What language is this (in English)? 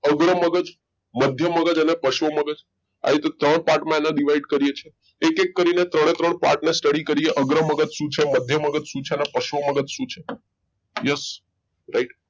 Gujarati